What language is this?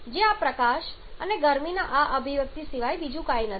Gujarati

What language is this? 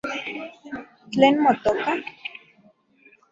Central Puebla Nahuatl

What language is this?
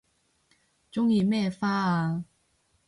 Cantonese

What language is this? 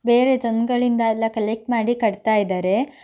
Kannada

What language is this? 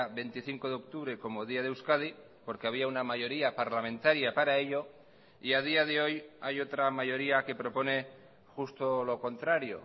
Spanish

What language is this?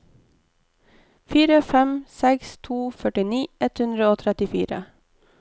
Norwegian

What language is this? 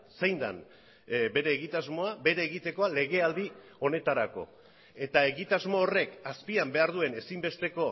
Basque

